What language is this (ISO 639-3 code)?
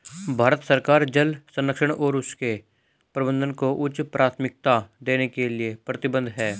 hin